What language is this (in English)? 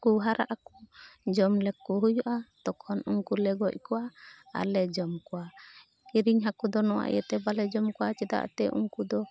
Santali